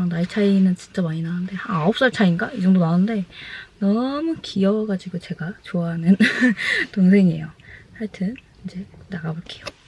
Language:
Korean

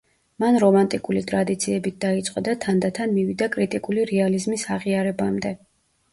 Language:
Georgian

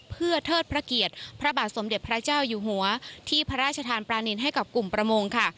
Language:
Thai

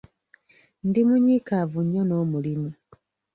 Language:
Ganda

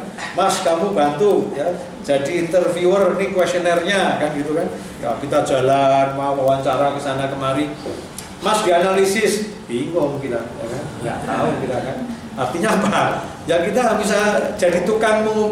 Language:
Indonesian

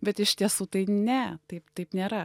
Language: Lithuanian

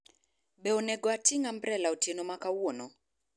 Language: Luo (Kenya and Tanzania)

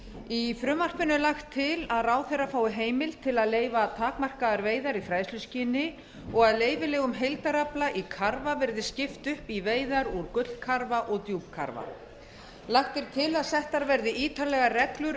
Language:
Icelandic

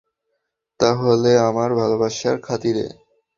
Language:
Bangla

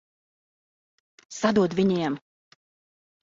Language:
Latvian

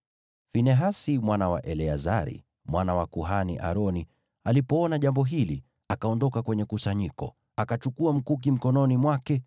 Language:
Swahili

